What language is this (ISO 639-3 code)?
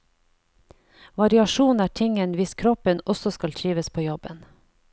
nor